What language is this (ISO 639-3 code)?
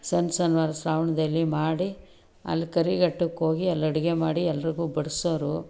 kan